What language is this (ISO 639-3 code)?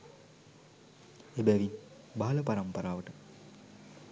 sin